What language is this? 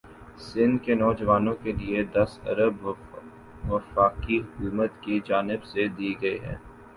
Urdu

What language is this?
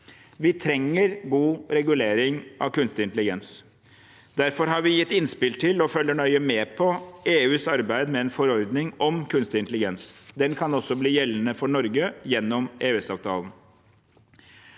Norwegian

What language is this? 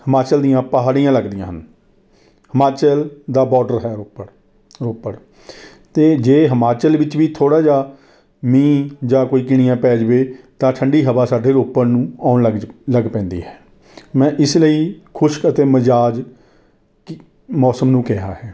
Punjabi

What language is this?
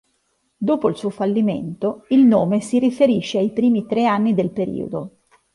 Italian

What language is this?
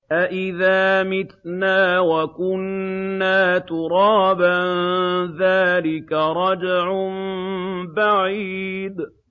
Arabic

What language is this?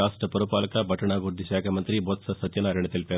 Telugu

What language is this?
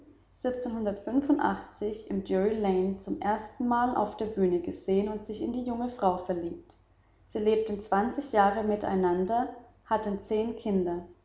German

